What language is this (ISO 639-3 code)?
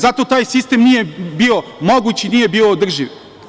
srp